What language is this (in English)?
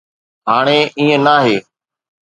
Sindhi